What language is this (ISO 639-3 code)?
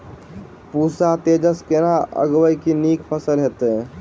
mai